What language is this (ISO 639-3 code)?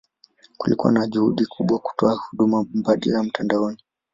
swa